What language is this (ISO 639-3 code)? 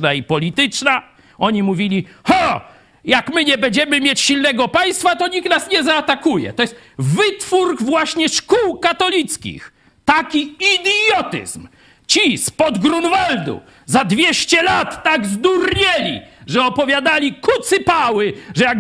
pol